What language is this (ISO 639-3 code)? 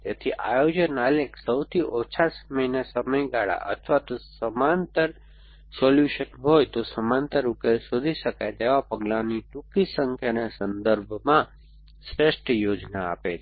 guj